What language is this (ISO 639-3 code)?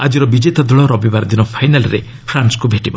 ori